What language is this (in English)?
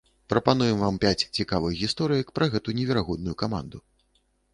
Belarusian